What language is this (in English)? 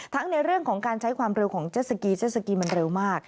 Thai